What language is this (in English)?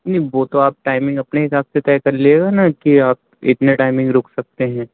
Urdu